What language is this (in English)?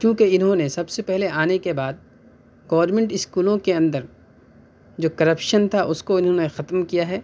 Urdu